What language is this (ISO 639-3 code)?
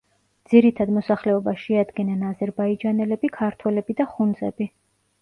kat